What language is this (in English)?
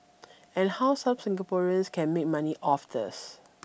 English